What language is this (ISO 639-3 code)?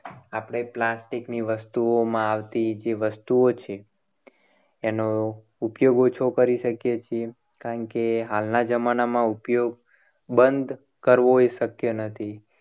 guj